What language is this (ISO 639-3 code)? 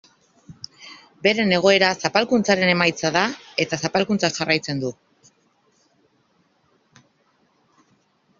eus